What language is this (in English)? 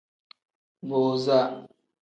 Tem